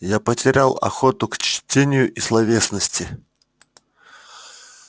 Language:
Russian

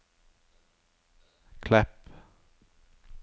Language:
Norwegian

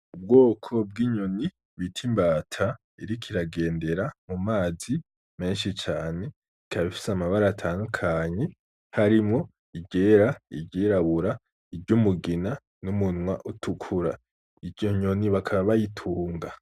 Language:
Rundi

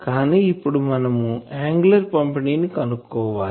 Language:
Telugu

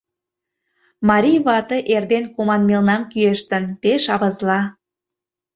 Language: Mari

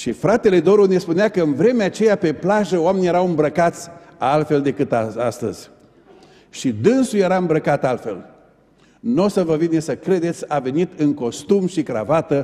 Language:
Romanian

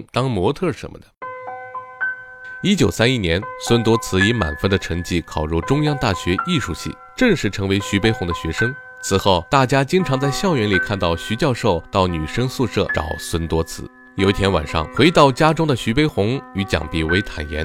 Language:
Chinese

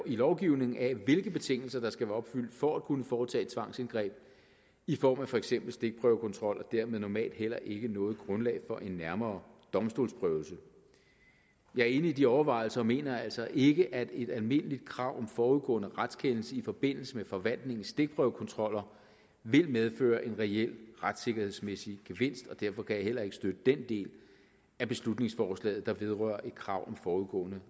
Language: Danish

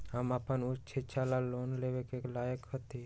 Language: Magahi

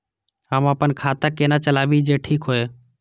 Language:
Maithili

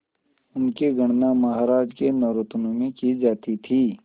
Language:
Hindi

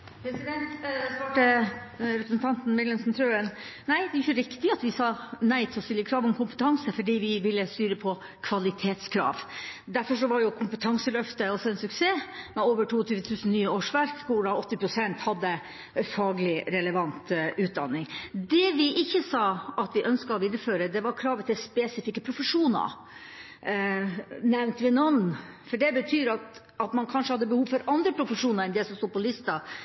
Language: Norwegian Bokmål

